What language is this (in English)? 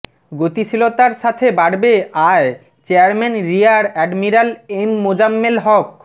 Bangla